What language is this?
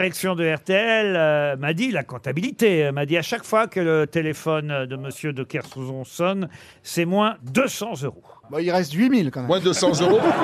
French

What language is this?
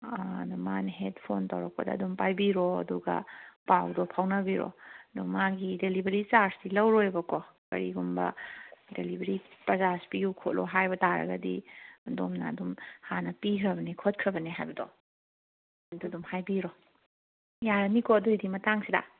Manipuri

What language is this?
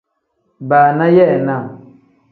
Tem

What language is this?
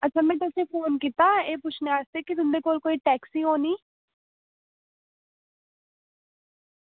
Dogri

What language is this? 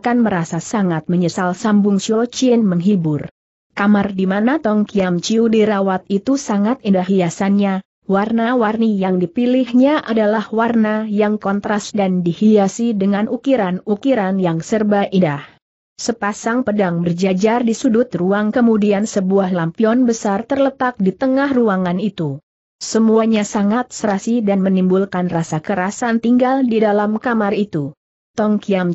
Indonesian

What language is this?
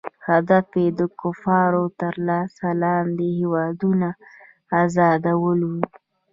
Pashto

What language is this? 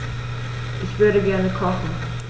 German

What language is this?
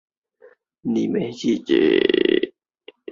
Chinese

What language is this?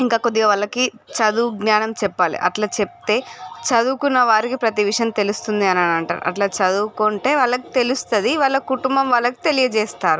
Telugu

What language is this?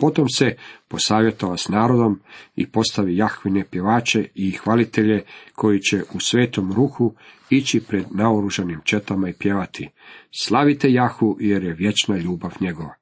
Croatian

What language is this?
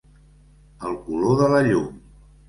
Catalan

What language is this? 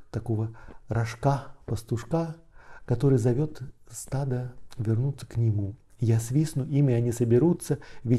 Russian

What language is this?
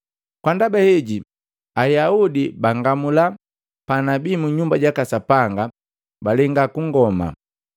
Matengo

